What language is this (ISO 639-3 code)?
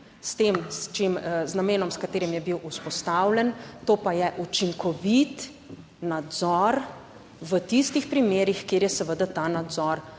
slv